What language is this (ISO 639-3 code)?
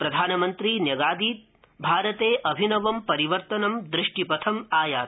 san